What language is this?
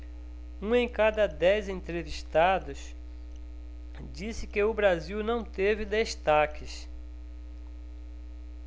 Portuguese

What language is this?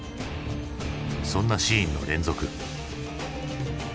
Japanese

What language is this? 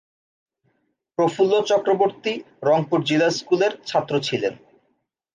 Bangla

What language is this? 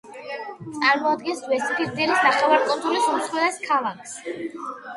Georgian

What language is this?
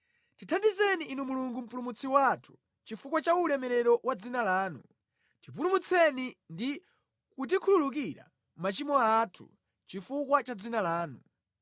Nyanja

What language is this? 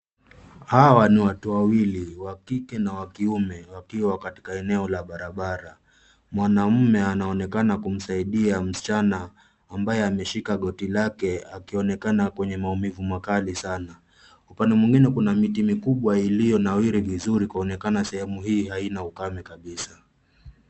Swahili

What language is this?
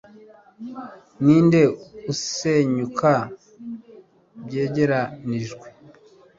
Kinyarwanda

